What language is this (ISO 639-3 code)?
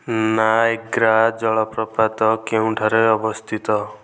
ori